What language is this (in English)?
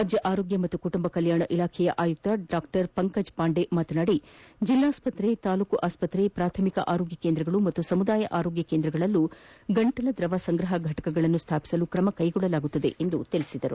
Kannada